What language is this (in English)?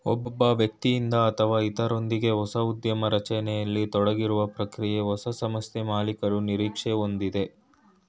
Kannada